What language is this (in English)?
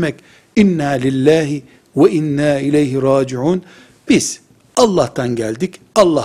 Turkish